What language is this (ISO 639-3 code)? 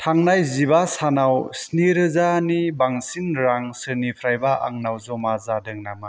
brx